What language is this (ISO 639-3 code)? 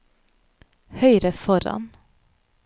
nor